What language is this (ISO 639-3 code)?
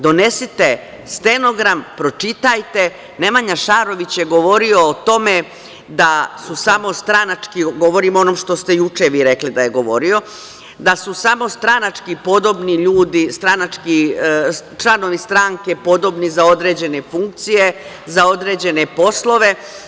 srp